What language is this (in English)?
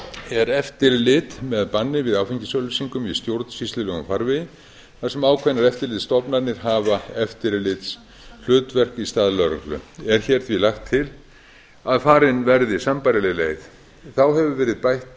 Icelandic